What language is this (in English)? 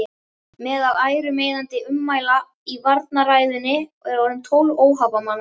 Icelandic